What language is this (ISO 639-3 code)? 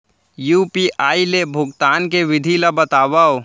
hne